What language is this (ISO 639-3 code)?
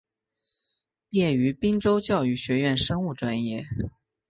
zho